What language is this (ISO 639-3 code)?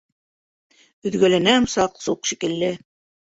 bak